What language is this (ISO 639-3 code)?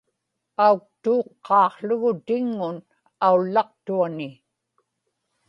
ipk